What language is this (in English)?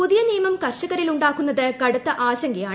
Malayalam